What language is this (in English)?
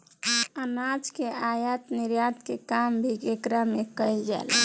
Bhojpuri